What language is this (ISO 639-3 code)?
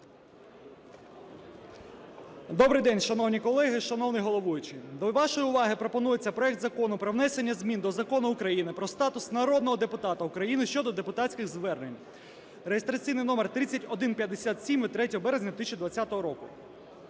ukr